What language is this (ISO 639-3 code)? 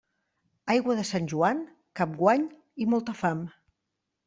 cat